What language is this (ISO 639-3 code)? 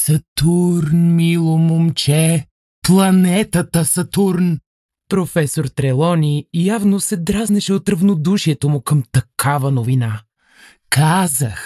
bul